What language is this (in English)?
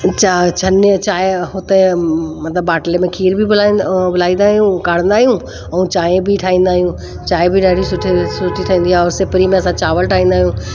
Sindhi